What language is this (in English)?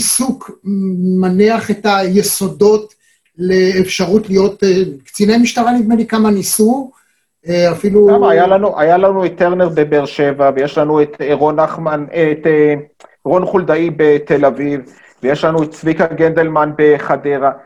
Hebrew